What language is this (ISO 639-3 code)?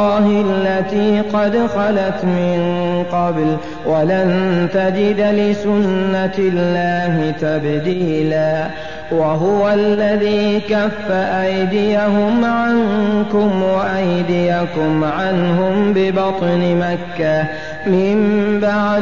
ara